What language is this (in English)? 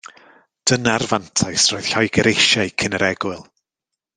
Welsh